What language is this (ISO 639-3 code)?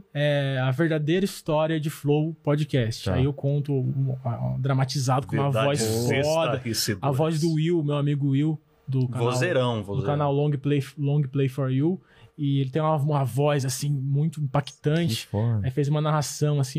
por